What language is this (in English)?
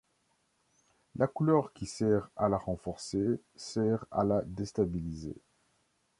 French